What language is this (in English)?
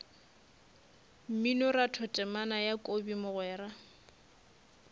Northern Sotho